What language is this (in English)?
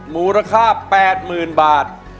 Thai